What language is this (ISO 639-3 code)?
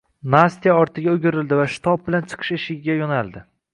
uzb